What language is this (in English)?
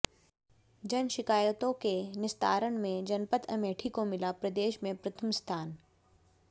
Hindi